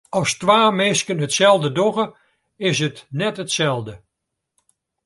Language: Western Frisian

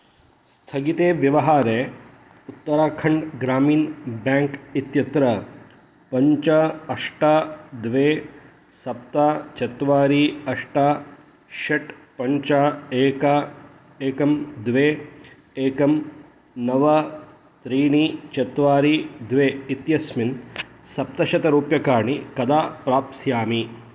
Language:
Sanskrit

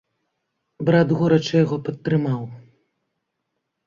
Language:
Belarusian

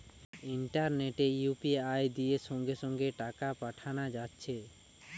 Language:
Bangla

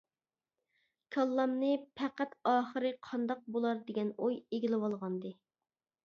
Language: Uyghur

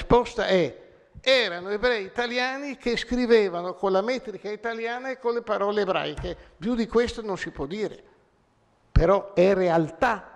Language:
Italian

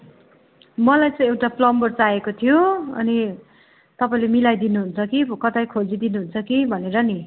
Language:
Nepali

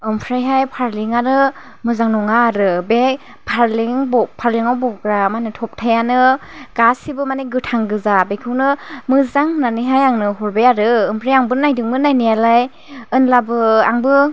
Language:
Bodo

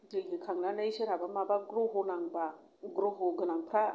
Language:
Bodo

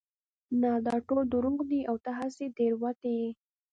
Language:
Pashto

